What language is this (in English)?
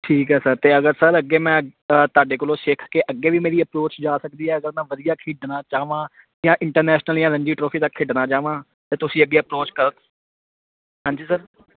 Punjabi